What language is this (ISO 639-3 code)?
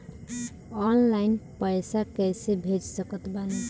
bho